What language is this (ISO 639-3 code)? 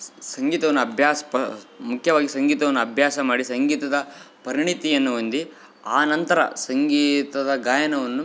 kan